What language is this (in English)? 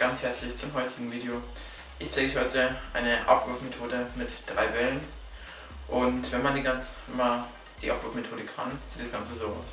German